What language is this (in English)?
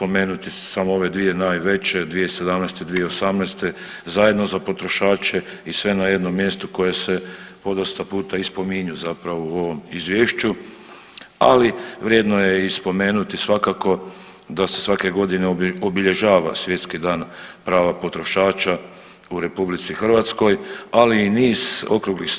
Croatian